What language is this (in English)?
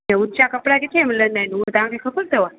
Sindhi